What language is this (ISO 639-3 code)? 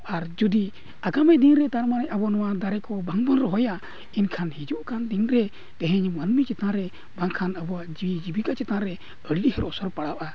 sat